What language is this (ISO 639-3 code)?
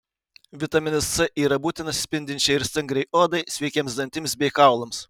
lit